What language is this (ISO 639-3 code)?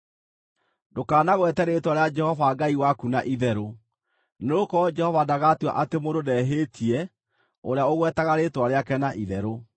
kik